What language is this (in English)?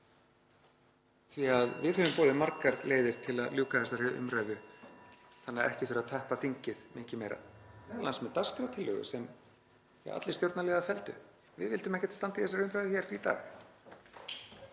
Icelandic